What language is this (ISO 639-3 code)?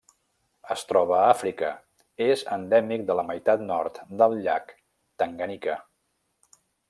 cat